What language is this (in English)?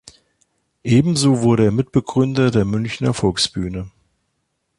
German